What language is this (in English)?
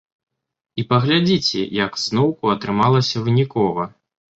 Belarusian